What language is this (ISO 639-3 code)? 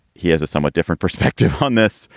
eng